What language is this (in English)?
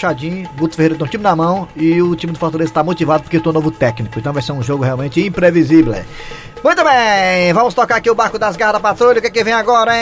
Portuguese